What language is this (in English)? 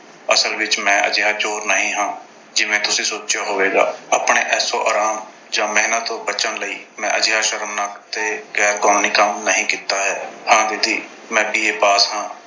Punjabi